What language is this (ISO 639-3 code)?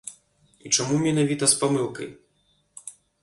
bel